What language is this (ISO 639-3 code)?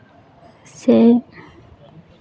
sat